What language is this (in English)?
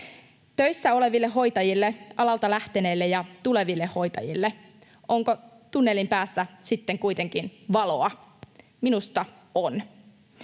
Finnish